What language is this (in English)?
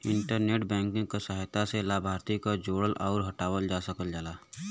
Bhojpuri